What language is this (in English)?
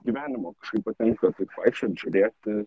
Lithuanian